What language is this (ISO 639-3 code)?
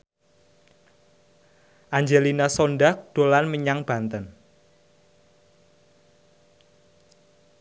jav